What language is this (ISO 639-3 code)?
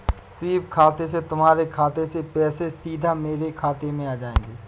hin